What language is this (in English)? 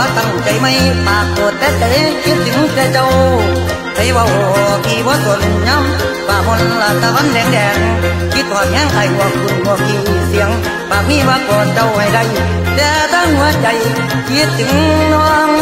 Thai